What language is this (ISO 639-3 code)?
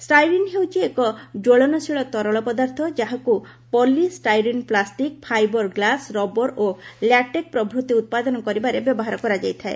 ori